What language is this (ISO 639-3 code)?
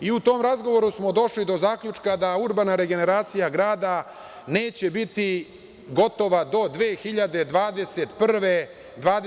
srp